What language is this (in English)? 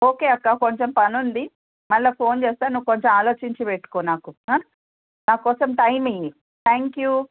Telugu